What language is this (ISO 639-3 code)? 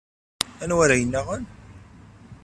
kab